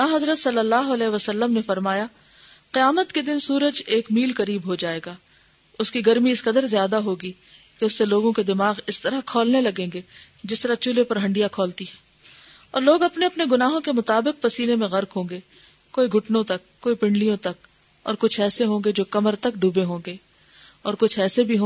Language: Urdu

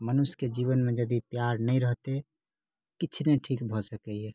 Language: Maithili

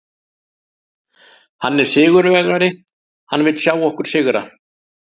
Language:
Icelandic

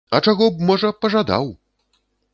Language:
Belarusian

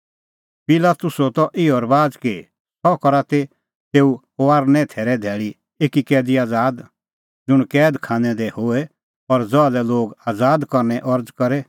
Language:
Kullu Pahari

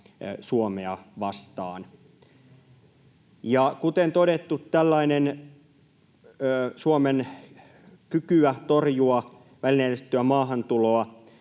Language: Finnish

